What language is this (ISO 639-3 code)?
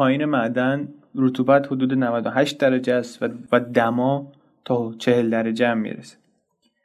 fas